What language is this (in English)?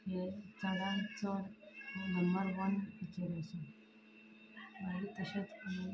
Konkani